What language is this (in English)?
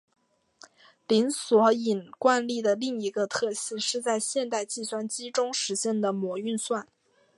Chinese